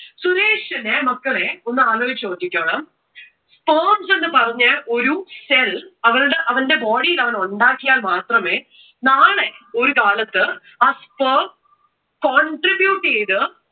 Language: Malayalam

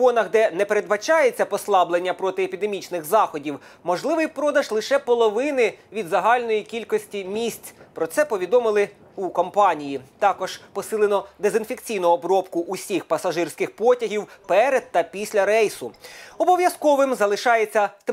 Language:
Ukrainian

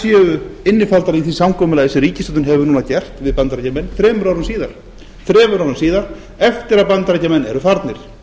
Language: Icelandic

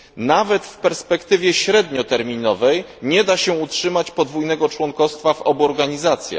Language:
Polish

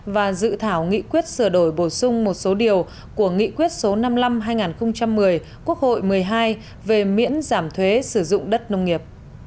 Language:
Vietnamese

